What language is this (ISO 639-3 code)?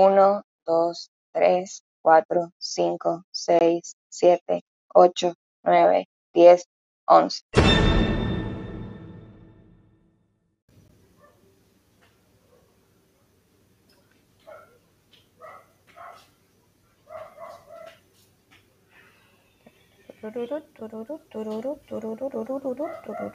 spa